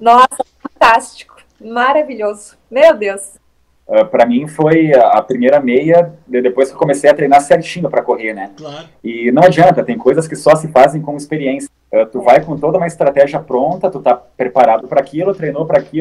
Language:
Portuguese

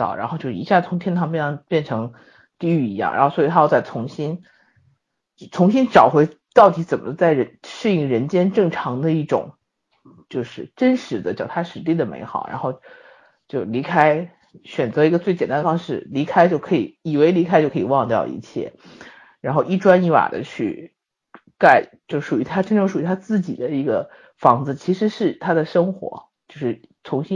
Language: Chinese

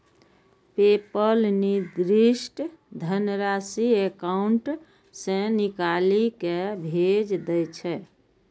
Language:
Maithili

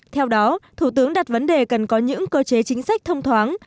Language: Vietnamese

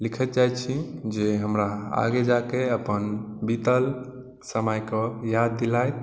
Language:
Maithili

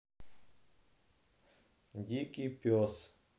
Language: Russian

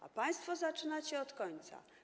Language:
Polish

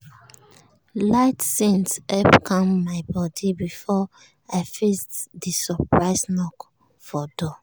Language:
Nigerian Pidgin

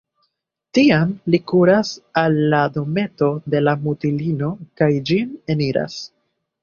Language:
Esperanto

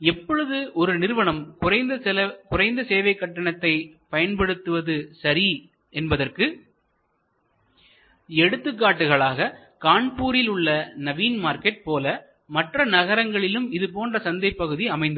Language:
Tamil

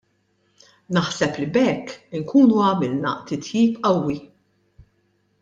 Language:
Maltese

